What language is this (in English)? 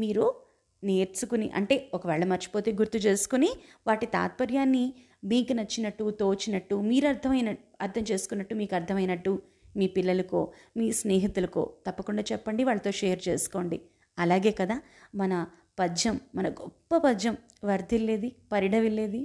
Telugu